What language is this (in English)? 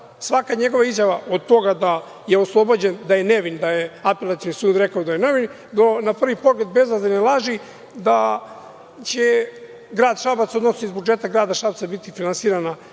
Serbian